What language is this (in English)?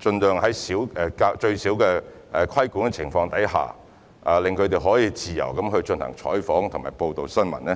Cantonese